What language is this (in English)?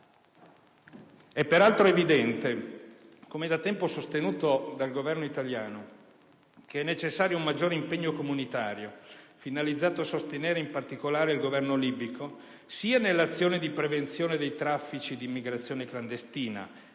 Italian